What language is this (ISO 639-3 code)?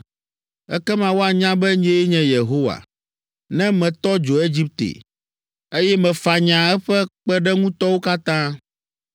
ewe